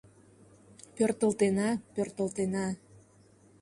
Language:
Mari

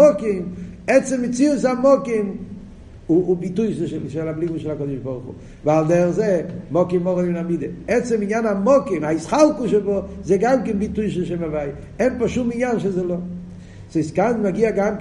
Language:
Hebrew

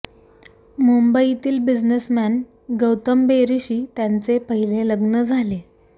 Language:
Marathi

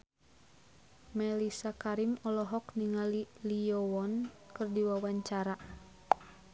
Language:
Sundanese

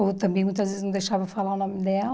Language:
Portuguese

